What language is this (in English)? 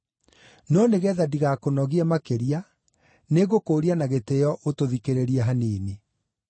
Kikuyu